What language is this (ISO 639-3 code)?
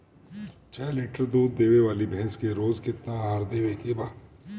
bho